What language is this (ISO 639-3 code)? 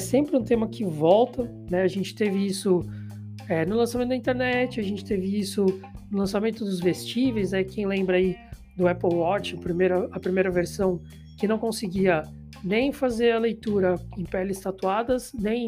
por